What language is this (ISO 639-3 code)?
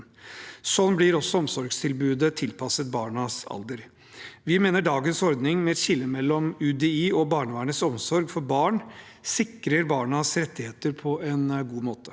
nor